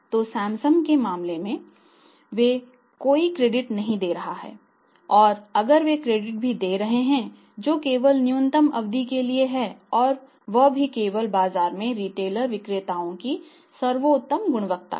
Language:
Hindi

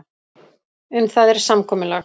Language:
Icelandic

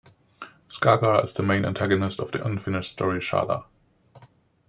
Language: English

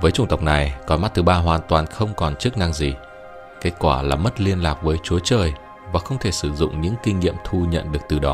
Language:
Vietnamese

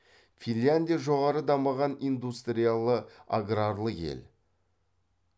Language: Kazakh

